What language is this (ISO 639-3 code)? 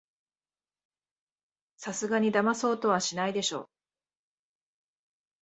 jpn